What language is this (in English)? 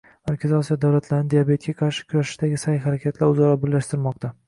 Uzbek